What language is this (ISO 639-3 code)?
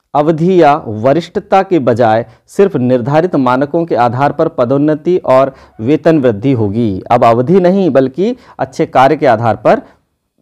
hin